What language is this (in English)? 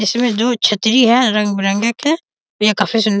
Hindi